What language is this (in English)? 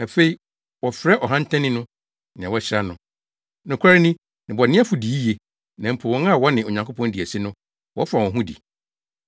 Akan